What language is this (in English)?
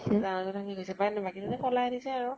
Assamese